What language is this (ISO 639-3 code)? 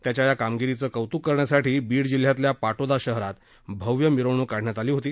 mar